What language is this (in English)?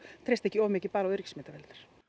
Icelandic